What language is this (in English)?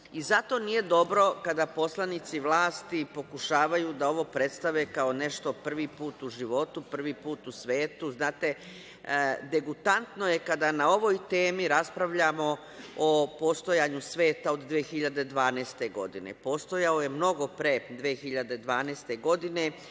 Serbian